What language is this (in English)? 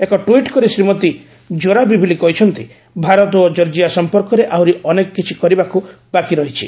Odia